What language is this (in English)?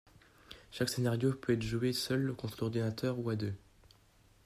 French